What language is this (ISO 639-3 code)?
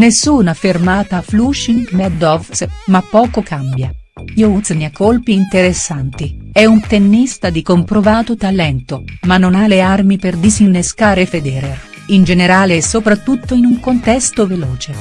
ita